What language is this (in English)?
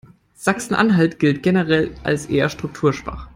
German